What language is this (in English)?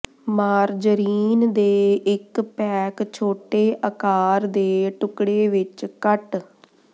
Punjabi